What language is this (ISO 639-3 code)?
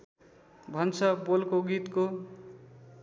nep